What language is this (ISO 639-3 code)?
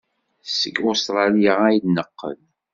kab